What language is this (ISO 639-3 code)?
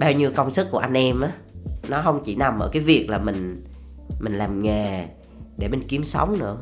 vie